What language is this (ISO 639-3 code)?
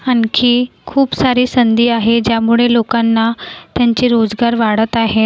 mar